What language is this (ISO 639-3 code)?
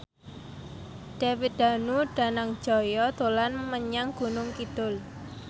jav